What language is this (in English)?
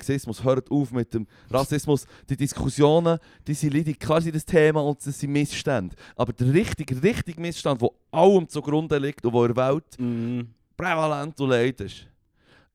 German